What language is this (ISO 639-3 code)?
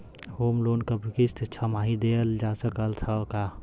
bho